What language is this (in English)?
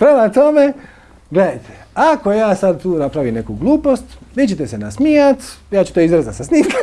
Macedonian